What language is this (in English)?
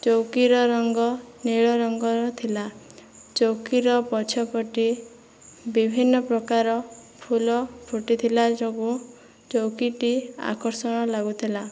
Odia